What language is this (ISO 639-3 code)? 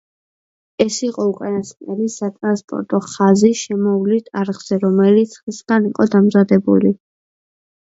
kat